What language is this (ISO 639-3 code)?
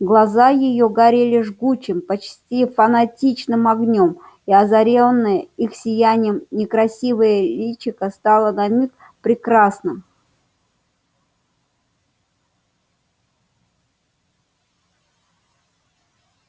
rus